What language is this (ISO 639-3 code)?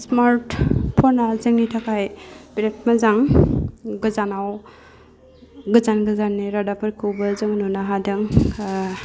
brx